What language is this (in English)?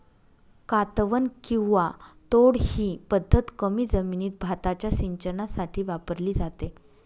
Marathi